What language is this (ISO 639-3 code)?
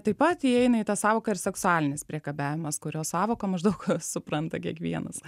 lit